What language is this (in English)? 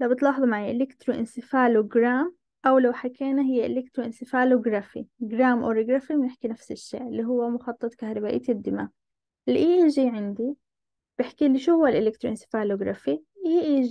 Arabic